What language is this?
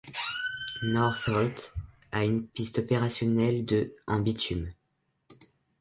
French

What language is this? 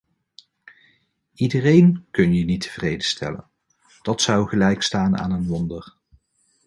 Dutch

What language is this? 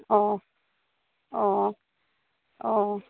Assamese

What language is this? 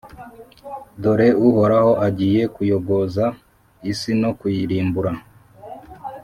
Kinyarwanda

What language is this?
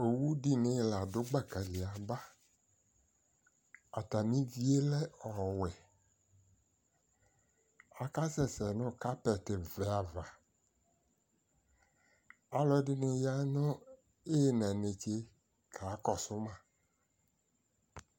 Ikposo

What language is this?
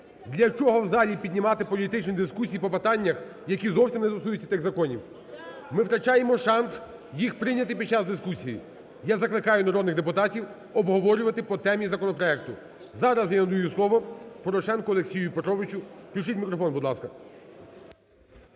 Ukrainian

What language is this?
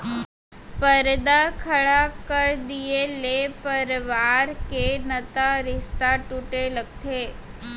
Chhattisgarhi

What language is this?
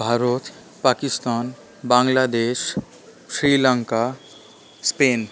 Bangla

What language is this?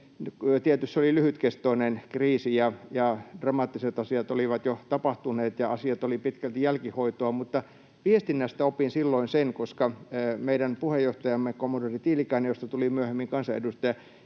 Finnish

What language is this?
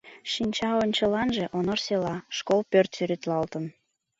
Mari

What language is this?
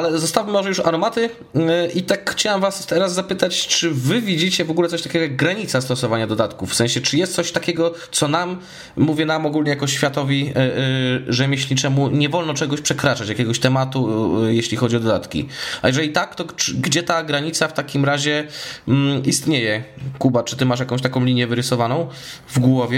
Polish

